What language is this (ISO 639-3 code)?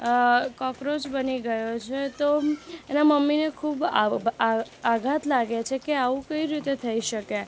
guj